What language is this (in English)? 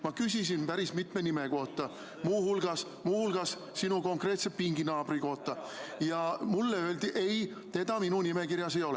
Estonian